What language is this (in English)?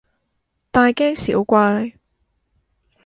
Cantonese